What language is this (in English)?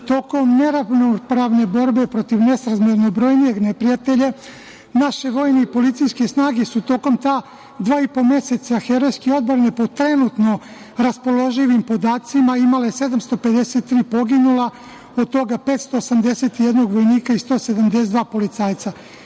Serbian